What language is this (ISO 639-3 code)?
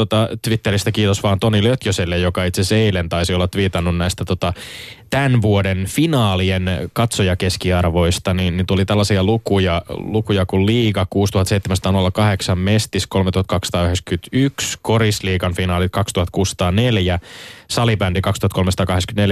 fin